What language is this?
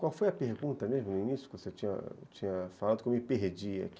Portuguese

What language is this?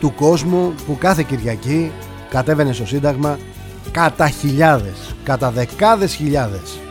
Greek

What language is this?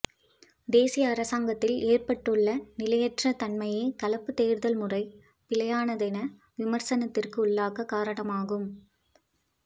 Tamil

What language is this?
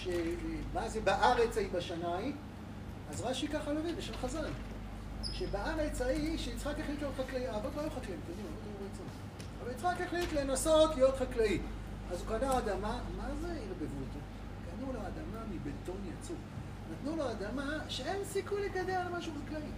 Hebrew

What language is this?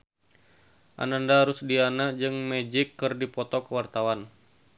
Sundanese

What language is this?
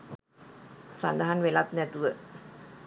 Sinhala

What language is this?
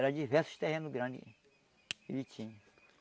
Portuguese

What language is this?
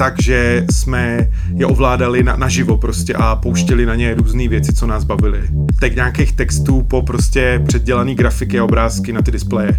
Czech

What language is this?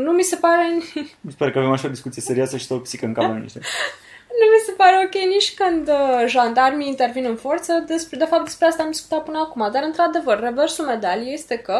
Romanian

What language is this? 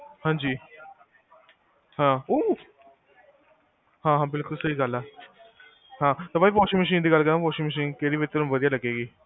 Punjabi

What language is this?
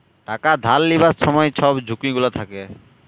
Bangla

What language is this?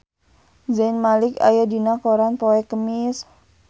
Sundanese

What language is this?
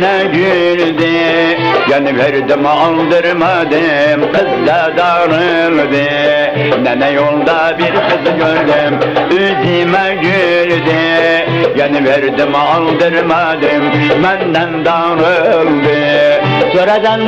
Arabic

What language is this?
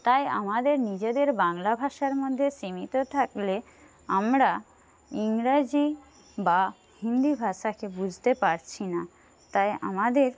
Bangla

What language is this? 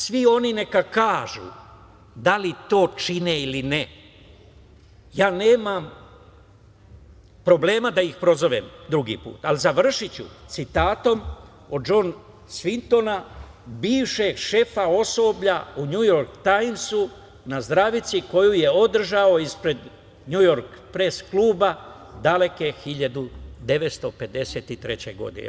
Serbian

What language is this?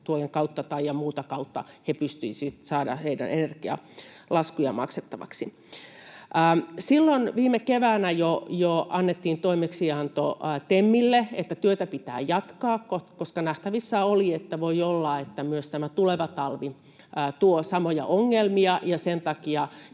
Finnish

